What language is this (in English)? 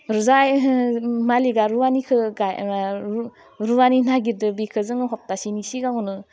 Bodo